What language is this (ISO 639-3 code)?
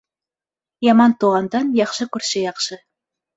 bak